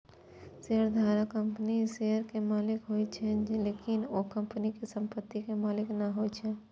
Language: Maithili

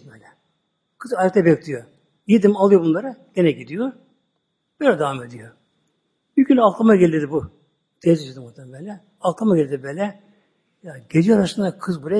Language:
Turkish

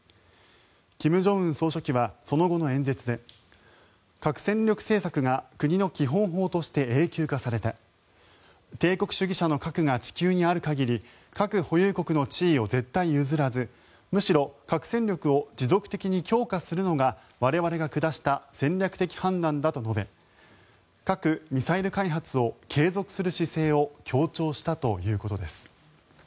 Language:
Japanese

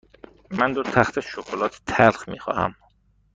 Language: Persian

